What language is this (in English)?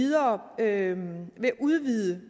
Danish